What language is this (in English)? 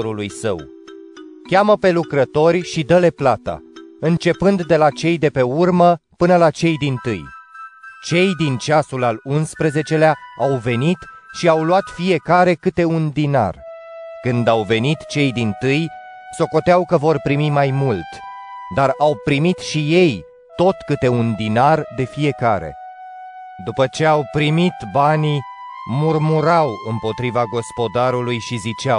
Romanian